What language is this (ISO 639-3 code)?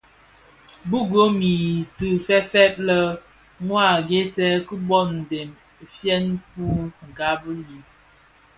ksf